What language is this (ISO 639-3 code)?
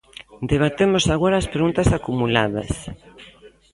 glg